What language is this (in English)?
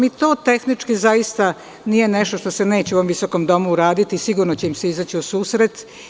Serbian